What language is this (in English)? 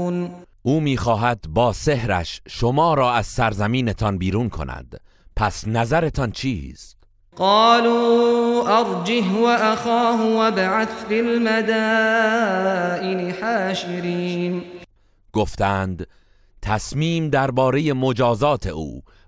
Persian